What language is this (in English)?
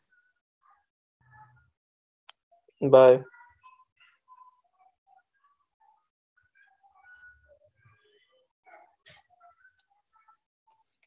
Gujarati